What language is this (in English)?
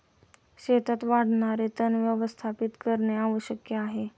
Marathi